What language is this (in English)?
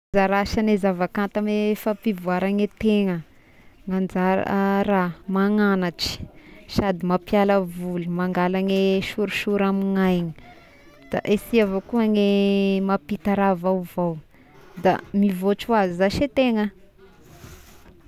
Tesaka Malagasy